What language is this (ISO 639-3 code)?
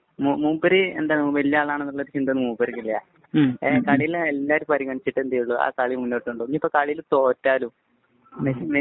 mal